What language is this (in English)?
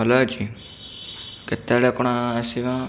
Odia